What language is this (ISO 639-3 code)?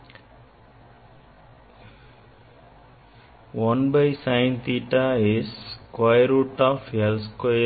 tam